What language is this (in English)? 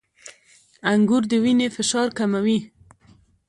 Pashto